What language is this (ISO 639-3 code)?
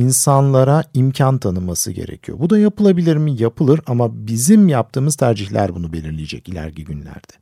tur